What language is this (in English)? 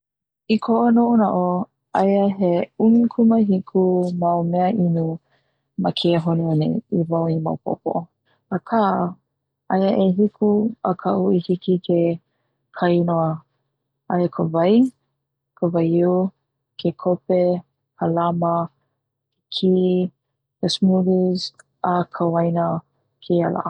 Hawaiian